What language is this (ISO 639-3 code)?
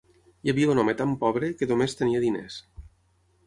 cat